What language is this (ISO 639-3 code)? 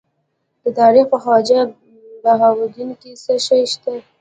pus